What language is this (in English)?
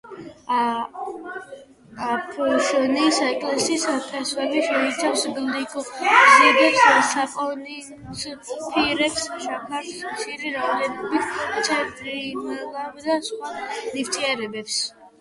Georgian